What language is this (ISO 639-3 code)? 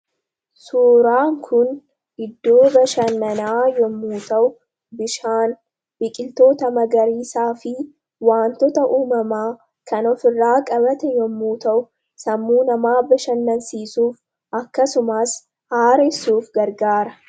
orm